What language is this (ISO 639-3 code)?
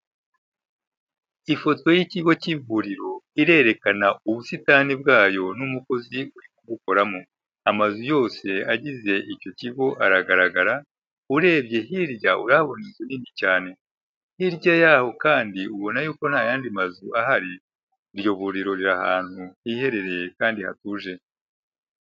kin